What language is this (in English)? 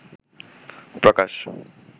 Bangla